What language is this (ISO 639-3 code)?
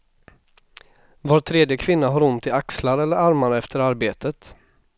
swe